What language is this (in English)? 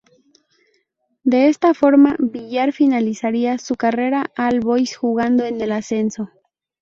Spanish